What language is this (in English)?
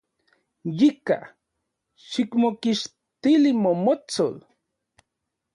Central Puebla Nahuatl